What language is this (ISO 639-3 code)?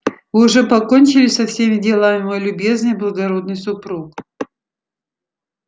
rus